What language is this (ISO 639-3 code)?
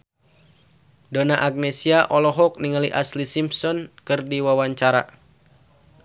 sun